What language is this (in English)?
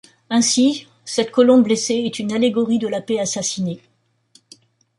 French